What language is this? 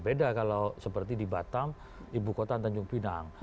Indonesian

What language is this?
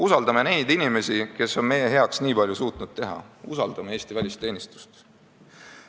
Estonian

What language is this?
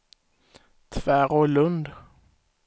Swedish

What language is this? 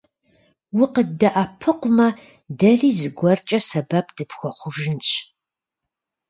Kabardian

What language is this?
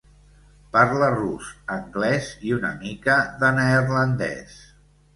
Catalan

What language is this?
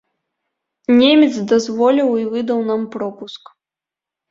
Belarusian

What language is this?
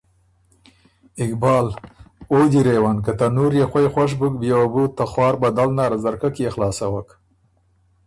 Ormuri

